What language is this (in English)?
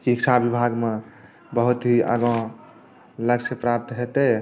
Maithili